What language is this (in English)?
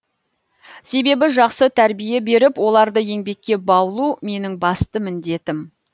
Kazakh